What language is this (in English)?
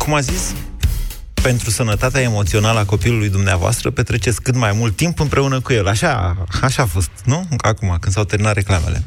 Romanian